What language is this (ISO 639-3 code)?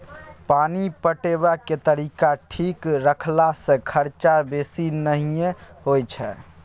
mai